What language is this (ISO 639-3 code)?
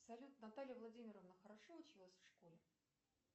rus